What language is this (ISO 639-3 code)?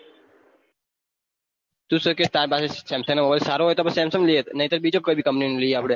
guj